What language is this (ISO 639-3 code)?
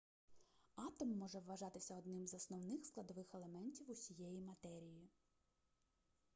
ukr